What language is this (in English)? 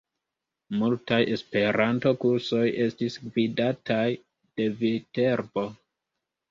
Esperanto